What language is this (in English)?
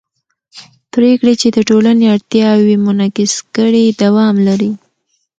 Pashto